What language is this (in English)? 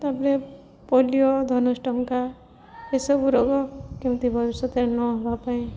Odia